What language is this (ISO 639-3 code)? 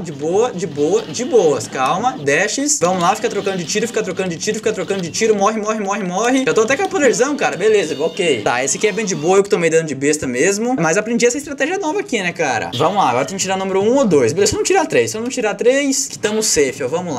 por